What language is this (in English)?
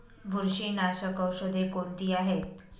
Marathi